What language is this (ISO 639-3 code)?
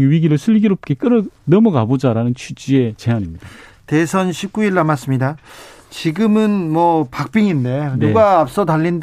kor